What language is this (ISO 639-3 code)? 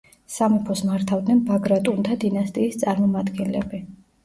kat